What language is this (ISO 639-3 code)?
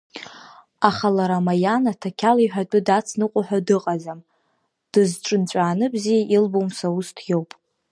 abk